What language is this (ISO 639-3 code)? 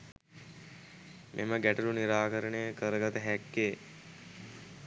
sin